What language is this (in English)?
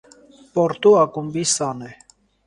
Armenian